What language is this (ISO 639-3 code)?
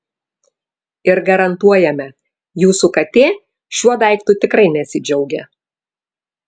lit